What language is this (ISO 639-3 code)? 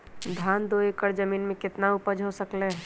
mag